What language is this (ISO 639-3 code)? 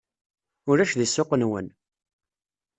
kab